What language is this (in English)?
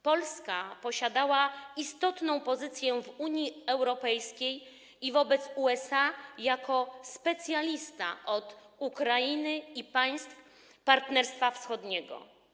Polish